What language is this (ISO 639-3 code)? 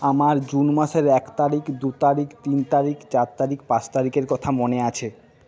ben